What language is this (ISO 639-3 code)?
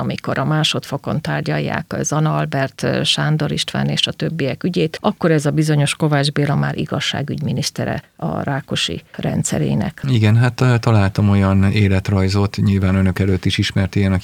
hun